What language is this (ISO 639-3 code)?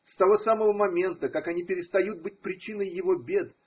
rus